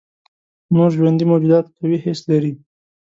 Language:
Pashto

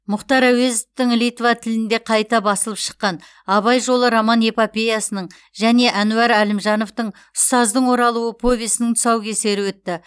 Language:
Kazakh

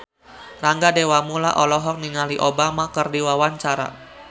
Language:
Sundanese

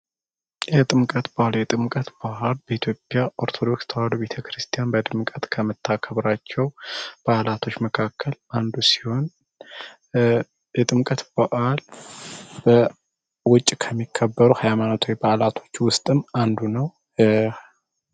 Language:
Amharic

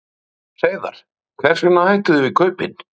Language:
Icelandic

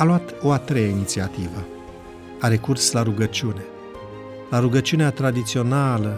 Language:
Romanian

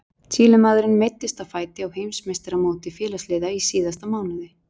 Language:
Icelandic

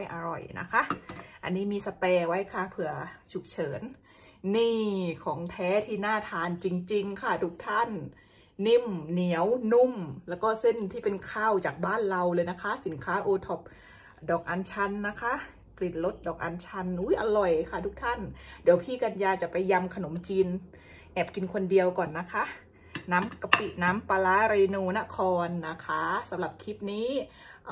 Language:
Thai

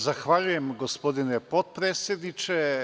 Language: Serbian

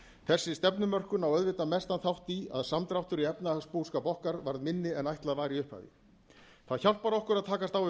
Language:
Icelandic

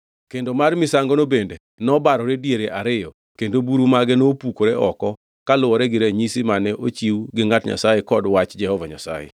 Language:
Luo (Kenya and Tanzania)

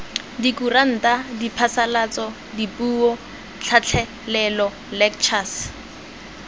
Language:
Tswana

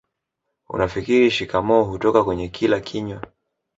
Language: Swahili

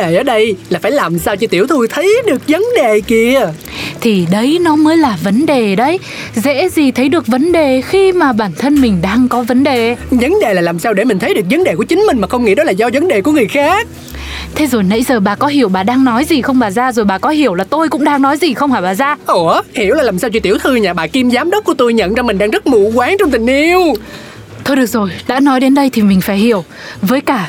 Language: Vietnamese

